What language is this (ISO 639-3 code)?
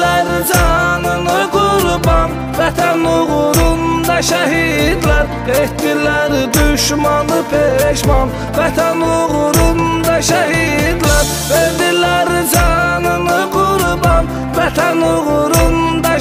tur